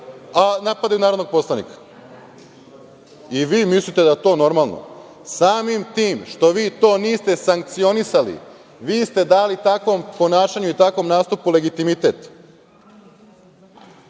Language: Serbian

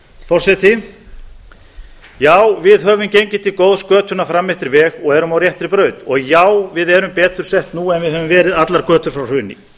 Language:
Icelandic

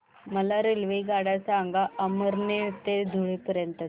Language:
Marathi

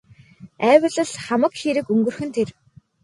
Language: Mongolian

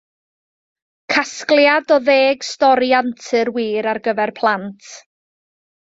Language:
Welsh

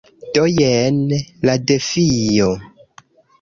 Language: Esperanto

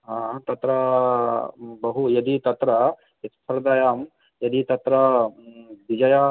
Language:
Sanskrit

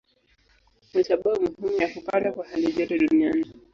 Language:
Swahili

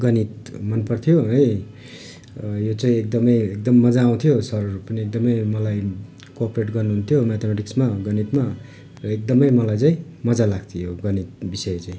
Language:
Nepali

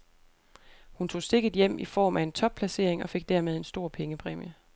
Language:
Danish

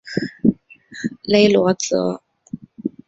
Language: Chinese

